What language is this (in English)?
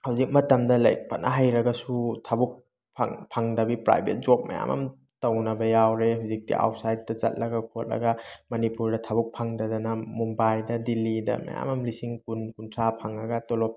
Manipuri